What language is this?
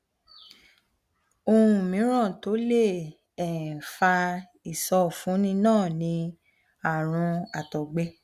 Yoruba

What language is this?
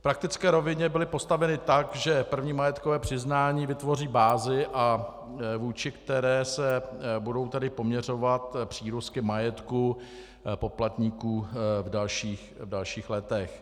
Czech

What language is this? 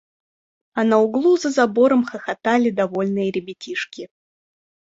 Russian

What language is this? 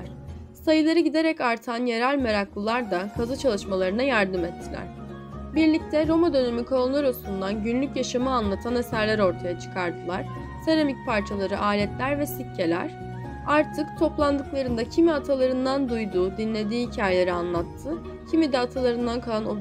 Turkish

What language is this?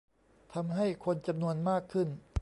Thai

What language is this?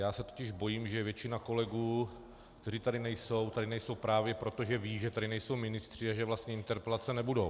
Czech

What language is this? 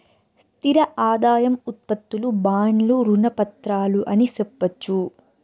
Telugu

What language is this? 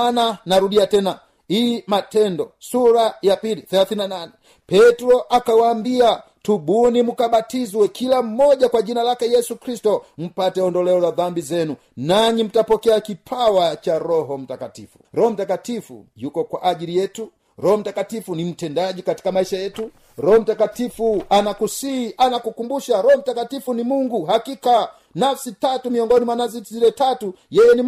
Swahili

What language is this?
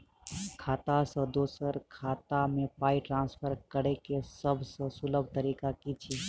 Maithili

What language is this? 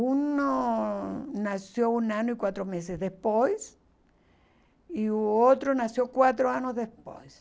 Portuguese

